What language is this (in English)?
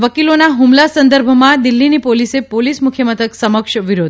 Gujarati